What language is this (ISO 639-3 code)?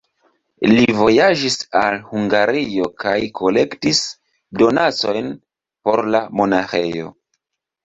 epo